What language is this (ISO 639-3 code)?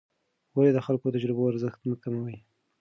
pus